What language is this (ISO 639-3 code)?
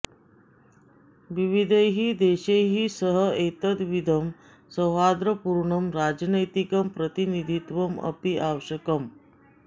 san